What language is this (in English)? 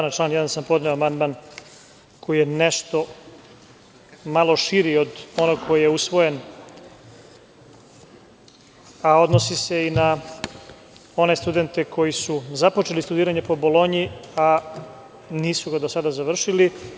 Serbian